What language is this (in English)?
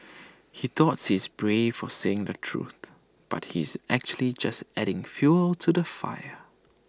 English